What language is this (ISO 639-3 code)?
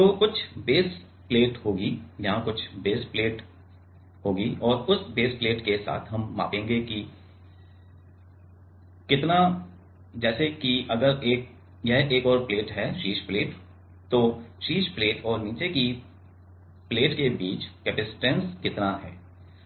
hin